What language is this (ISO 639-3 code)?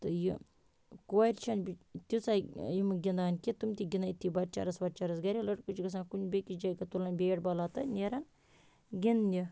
kas